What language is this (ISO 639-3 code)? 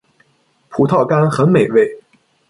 zho